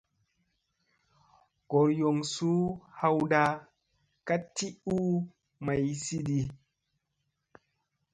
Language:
Musey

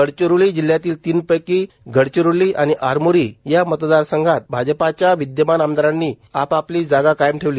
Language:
Marathi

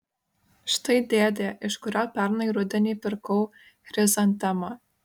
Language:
Lithuanian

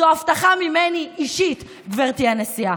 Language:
Hebrew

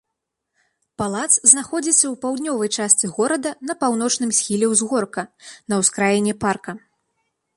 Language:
Belarusian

